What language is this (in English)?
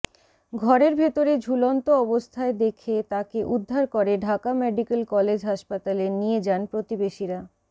Bangla